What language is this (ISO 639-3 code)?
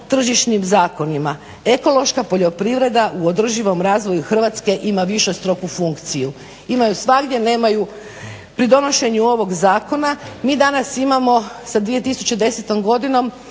hrv